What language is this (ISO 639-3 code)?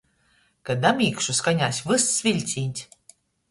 ltg